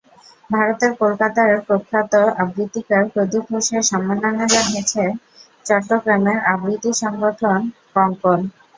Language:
Bangla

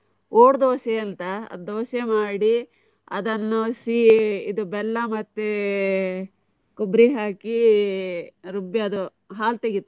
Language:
Kannada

